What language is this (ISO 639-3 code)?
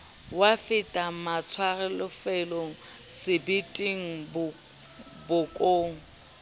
sot